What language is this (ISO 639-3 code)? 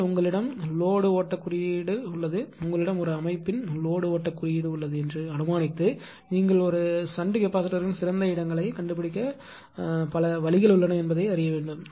tam